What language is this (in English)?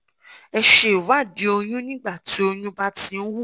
Yoruba